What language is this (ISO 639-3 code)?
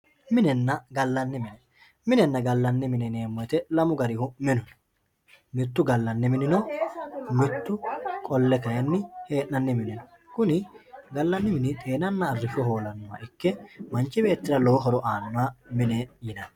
sid